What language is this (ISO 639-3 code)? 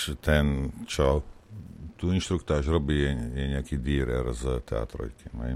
slk